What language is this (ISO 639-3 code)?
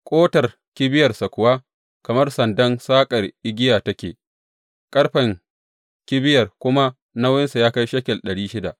hau